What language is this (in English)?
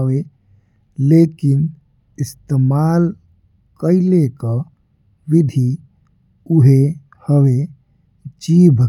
Bhojpuri